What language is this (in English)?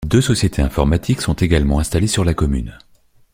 French